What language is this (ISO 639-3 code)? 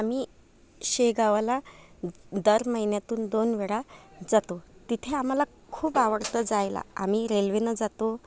mar